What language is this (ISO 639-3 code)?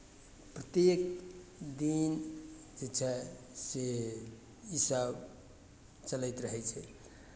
mai